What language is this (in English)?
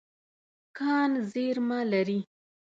Pashto